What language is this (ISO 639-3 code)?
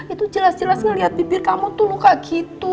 ind